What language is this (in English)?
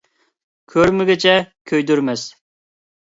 Uyghur